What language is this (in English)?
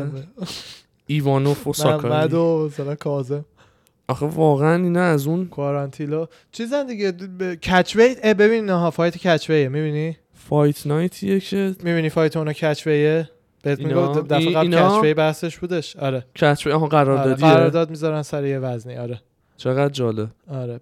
Persian